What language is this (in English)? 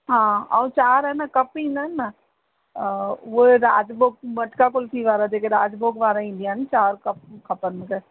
Sindhi